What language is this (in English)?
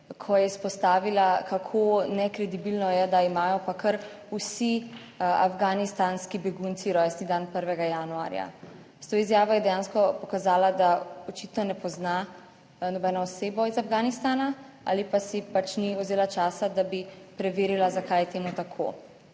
Slovenian